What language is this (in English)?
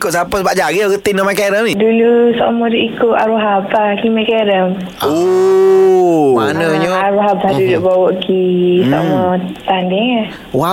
Malay